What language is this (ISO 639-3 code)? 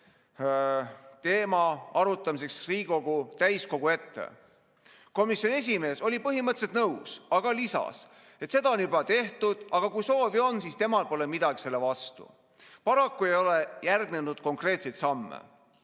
est